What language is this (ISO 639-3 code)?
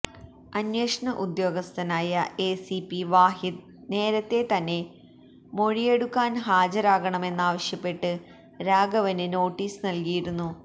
mal